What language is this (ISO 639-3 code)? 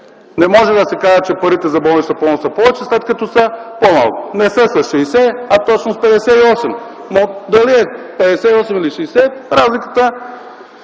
bul